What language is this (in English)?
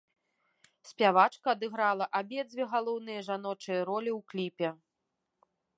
Belarusian